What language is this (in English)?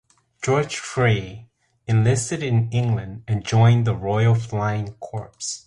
English